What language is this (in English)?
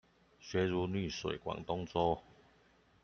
Chinese